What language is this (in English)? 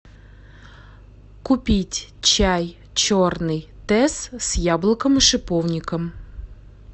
Russian